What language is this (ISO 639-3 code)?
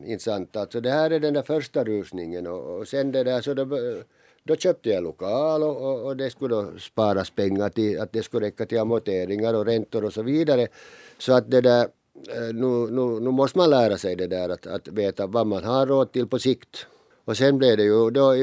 swe